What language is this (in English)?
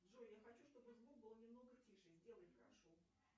Russian